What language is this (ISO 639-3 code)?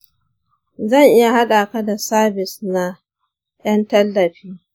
hau